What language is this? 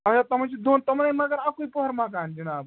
Kashmiri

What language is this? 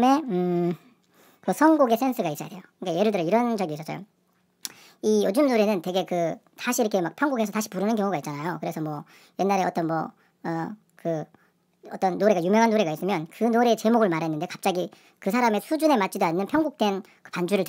Korean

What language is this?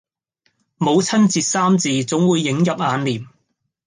Cantonese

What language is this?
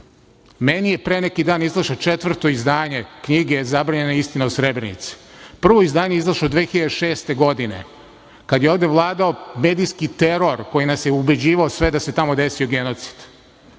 Serbian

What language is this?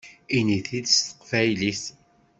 Kabyle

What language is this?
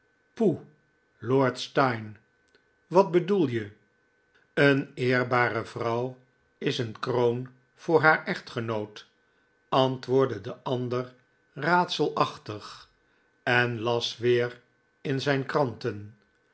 Dutch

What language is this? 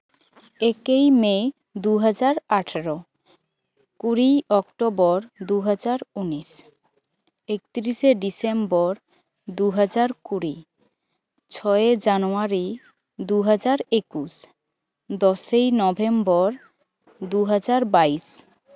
Santali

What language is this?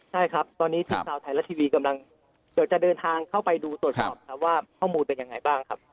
Thai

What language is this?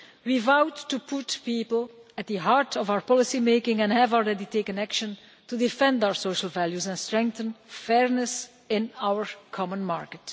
English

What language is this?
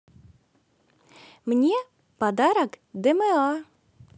Russian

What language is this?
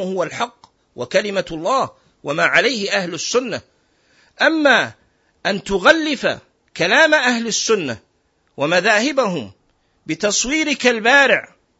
Arabic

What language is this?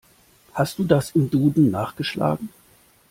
German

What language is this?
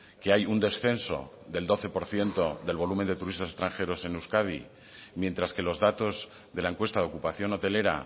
Spanish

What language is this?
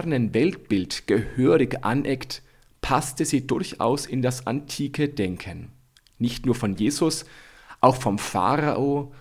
German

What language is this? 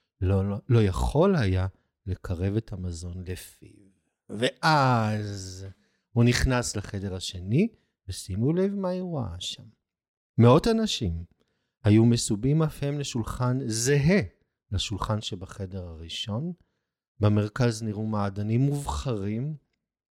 Hebrew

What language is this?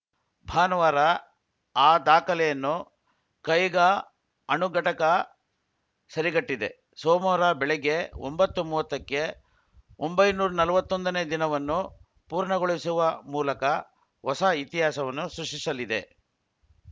Kannada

